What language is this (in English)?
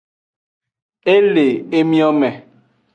Aja (Benin)